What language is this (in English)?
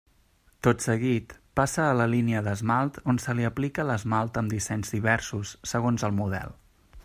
Catalan